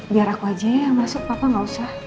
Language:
Indonesian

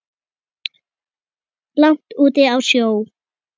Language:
Icelandic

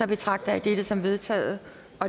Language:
Danish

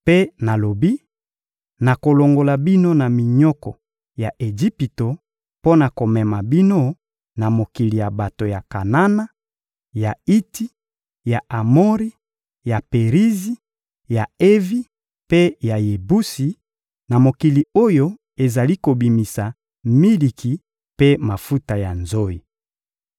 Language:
Lingala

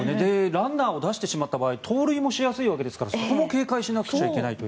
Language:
Japanese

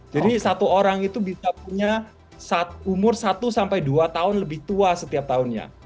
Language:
Indonesian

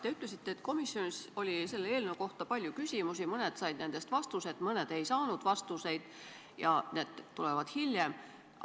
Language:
Estonian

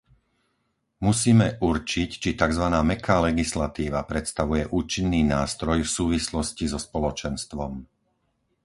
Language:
Slovak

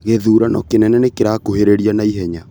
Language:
Kikuyu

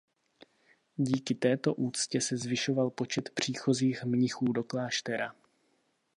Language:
Czech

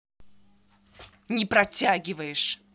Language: Russian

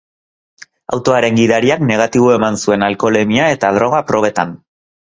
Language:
Basque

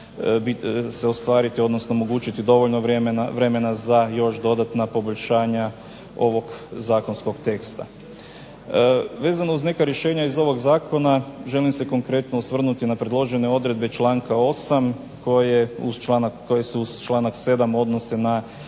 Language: Croatian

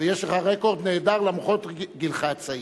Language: Hebrew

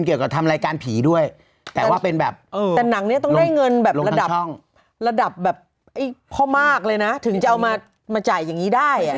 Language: Thai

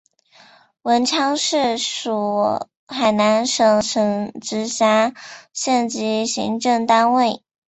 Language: Chinese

